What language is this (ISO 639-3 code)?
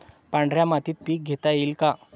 mar